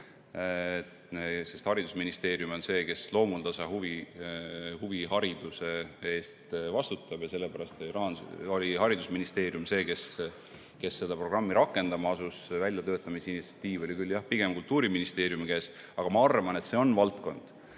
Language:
Estonian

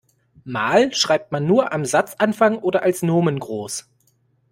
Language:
German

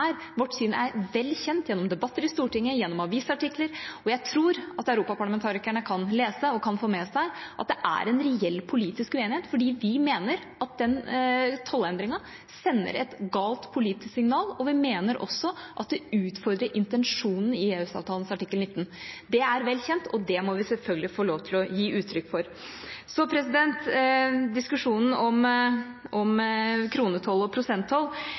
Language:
Norwegian Bokmål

